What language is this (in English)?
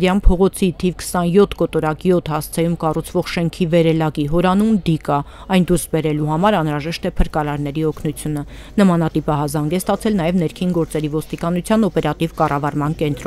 Romanian